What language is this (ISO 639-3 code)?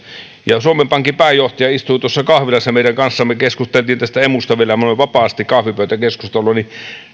fin